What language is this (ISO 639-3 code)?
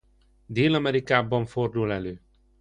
hun